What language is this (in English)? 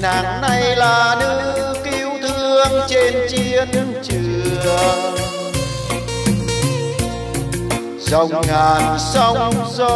Vietnamese